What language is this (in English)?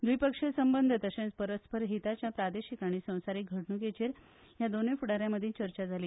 Konkani